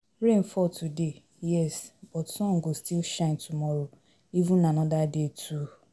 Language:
Nigerian Pidgin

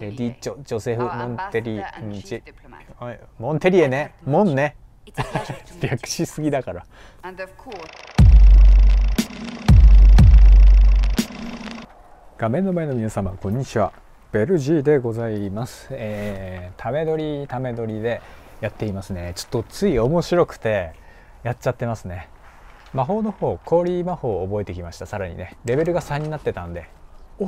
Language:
Japanese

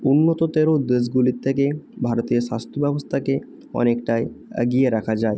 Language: Bangla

